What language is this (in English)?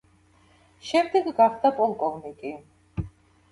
Georgian